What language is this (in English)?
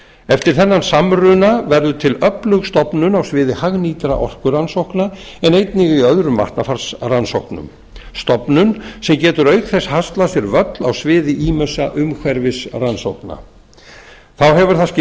Icelandic